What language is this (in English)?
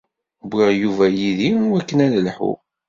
Kabyle